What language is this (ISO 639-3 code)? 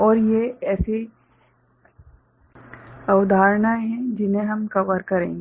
hin